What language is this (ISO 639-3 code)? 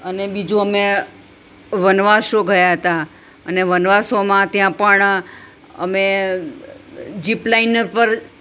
guj